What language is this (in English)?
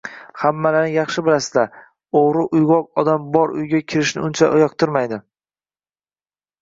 Uzbek